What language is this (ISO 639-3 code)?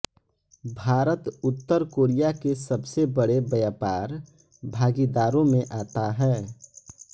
hin